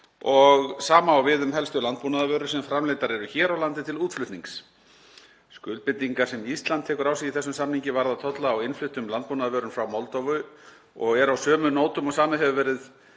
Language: Icelandic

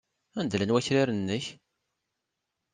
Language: Kabyle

